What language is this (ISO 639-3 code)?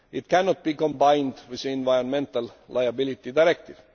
eng